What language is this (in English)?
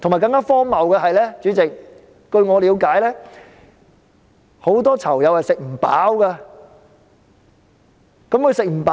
Cantonese